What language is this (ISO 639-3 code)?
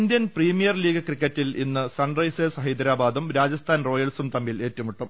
mal